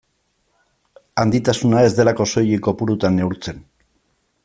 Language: Basque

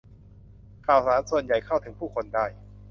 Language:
Thai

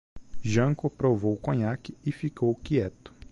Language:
Portuguese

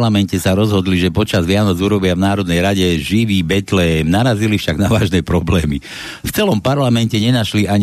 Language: Slovak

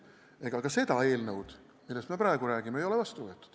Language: Estonian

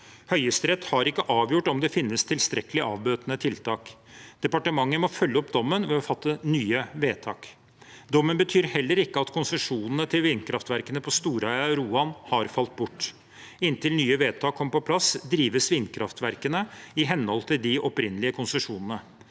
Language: Norwegian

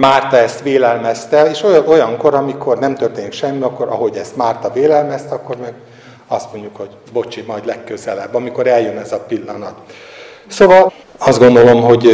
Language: Hungarian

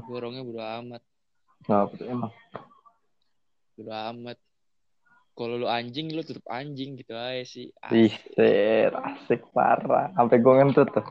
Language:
Indonesian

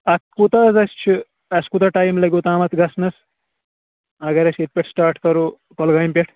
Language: Kashmiri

